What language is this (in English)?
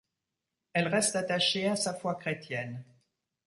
French